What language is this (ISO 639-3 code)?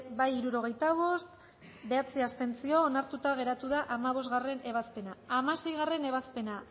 eus